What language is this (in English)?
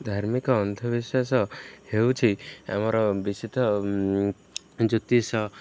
Odia